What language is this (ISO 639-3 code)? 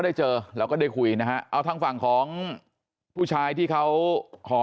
tha